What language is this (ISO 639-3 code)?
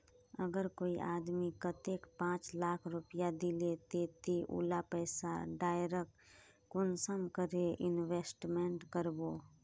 mag